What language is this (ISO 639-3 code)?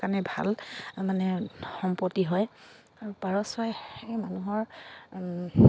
asm